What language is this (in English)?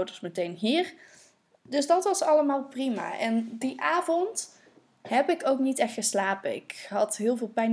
Dutch